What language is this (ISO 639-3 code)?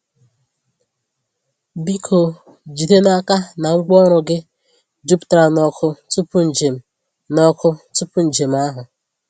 ibo